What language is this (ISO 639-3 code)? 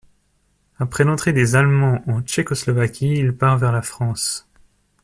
fra